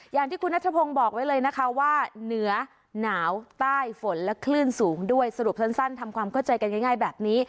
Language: Thai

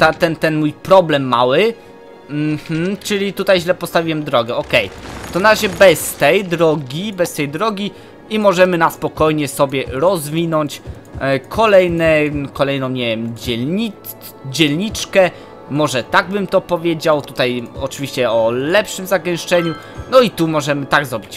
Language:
Polish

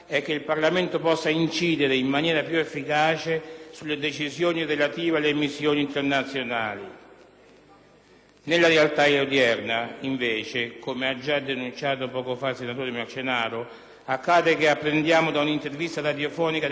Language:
Italian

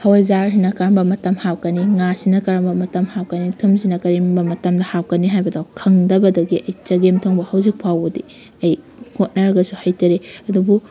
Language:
Manipuri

